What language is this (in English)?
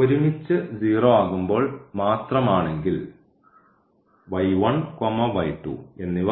Malayalam